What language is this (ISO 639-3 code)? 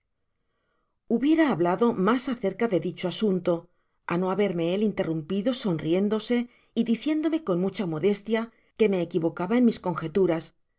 spa